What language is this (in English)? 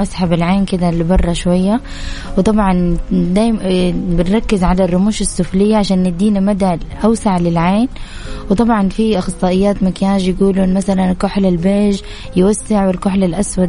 Arabic